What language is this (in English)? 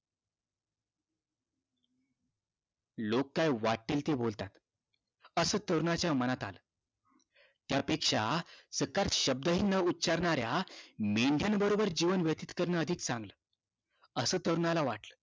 Marathi